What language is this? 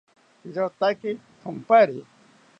South Ucayali Ashéninka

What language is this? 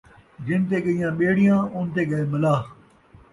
Saraiki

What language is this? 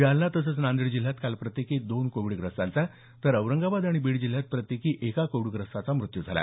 Marathi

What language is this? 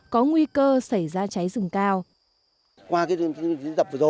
Vietnamese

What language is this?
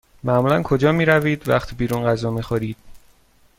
Persian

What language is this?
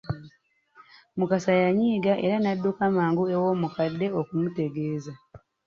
Ganda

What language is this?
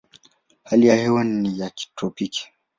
Swahili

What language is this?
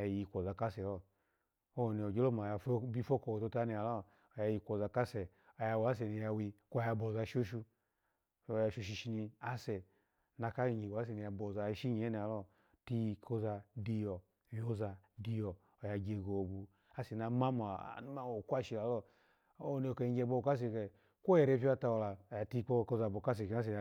Alago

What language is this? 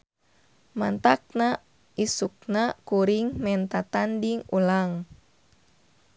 Sundanese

